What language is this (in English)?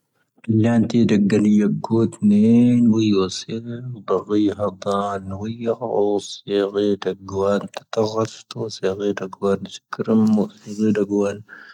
Tahaggart Tamahaq